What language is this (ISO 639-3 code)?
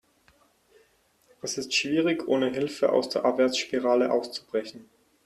deu